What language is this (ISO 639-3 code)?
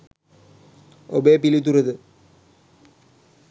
sin